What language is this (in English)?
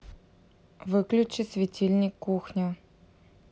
Russian